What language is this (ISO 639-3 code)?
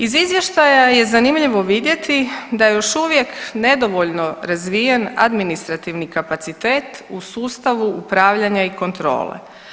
hrv